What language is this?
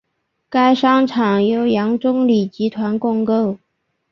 Chinese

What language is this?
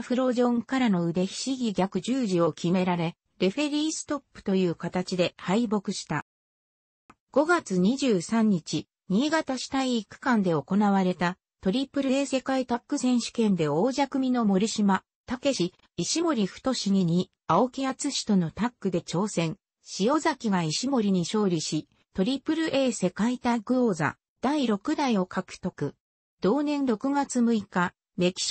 Japanese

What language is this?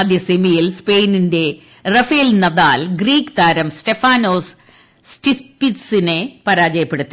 Malayalam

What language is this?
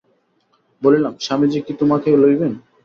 Bangla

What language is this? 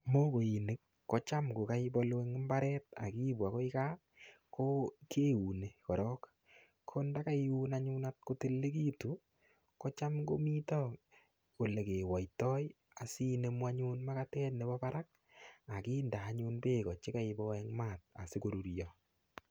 Kalenjin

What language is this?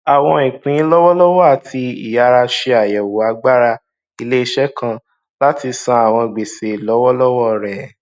Yoruba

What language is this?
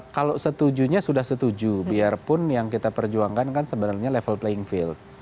Indonesian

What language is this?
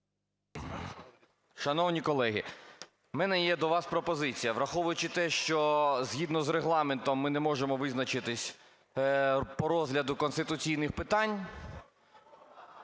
Ukrainian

